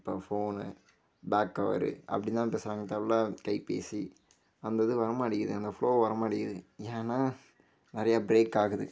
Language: Tamil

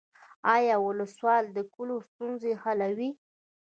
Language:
Pashto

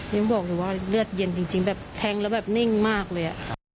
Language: Thai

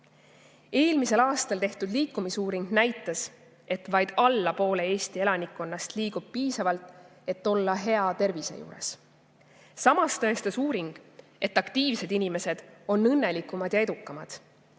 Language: Estonian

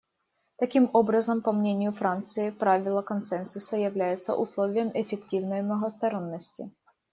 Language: Russian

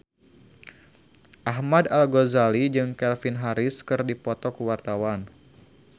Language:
Sundanese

